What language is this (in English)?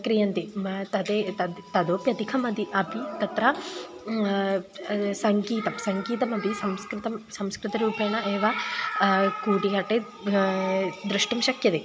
Sanskrit